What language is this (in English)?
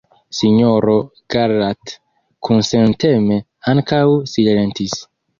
Esperanto